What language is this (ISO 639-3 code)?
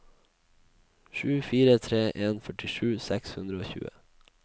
nor